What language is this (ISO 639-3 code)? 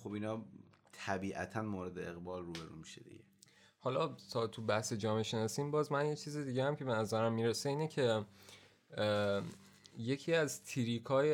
fas